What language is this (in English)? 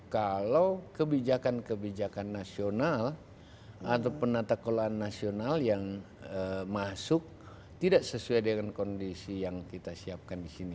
Indonesian